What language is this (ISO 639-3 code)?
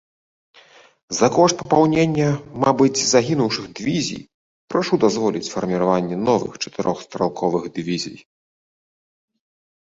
bel